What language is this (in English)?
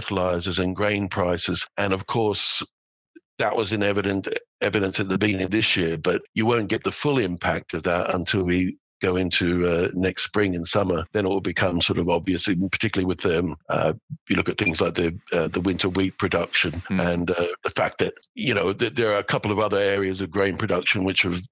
English